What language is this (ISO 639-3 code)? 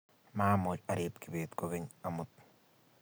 kln